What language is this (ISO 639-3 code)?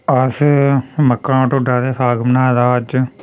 doi